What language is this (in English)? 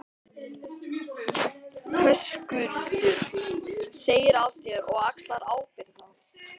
Icelandic